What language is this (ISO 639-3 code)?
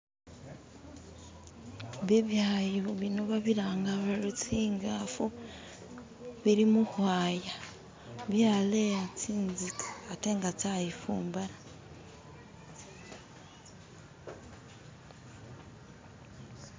myx